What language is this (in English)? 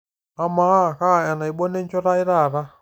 Masai